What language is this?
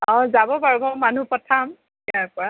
Assamese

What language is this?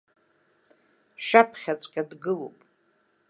Abkhazian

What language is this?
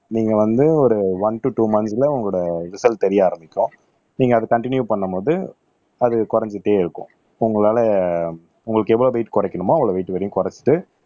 Tamil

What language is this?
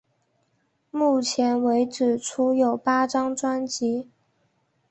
Chinese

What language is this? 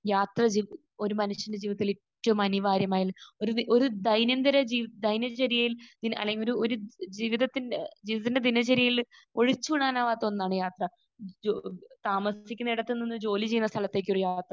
Malayalam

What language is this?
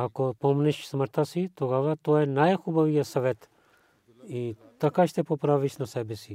Bulgarian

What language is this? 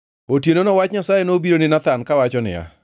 Luo (Kenya and Tanzania)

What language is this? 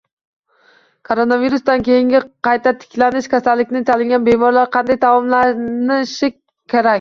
Uzbek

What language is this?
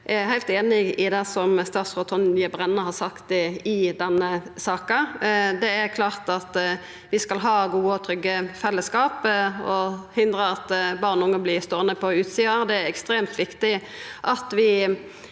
Norwegian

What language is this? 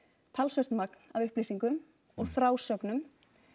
Icelandic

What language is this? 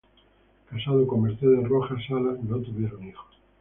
Spanish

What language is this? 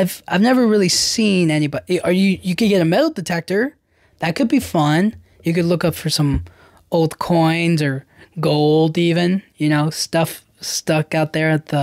English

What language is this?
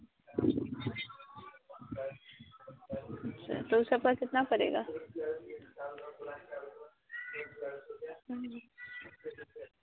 Hindi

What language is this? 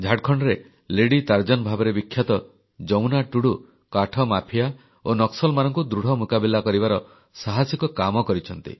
Odia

